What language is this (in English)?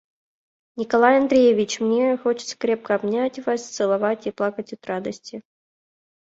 Mari